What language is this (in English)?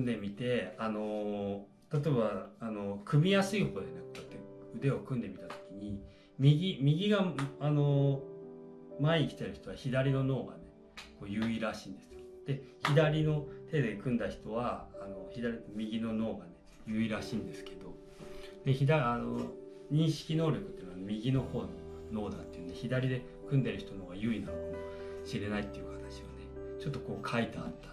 Japanese